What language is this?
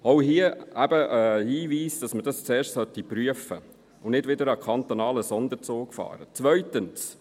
Swiss German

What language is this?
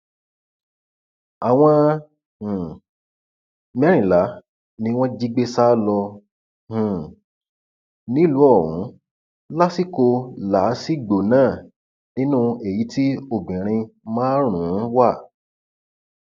Yoruba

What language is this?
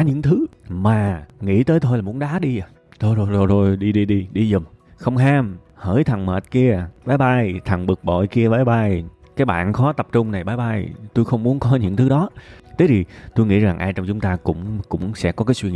Vietnamese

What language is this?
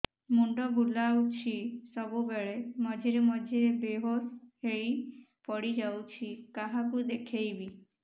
Odia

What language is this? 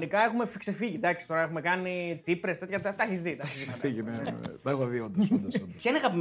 Greek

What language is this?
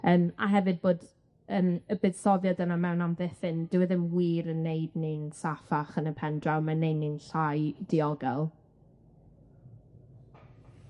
Welsh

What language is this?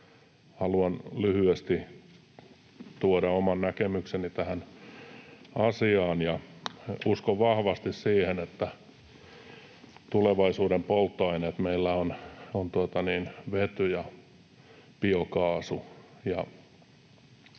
Finnish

